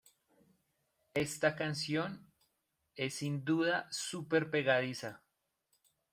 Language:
Spanish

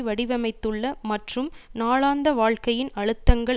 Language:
Tamil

